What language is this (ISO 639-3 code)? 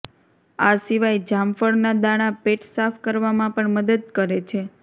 guj